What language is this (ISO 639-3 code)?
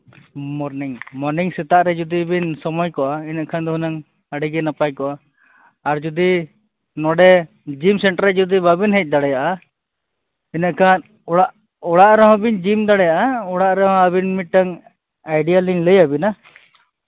sat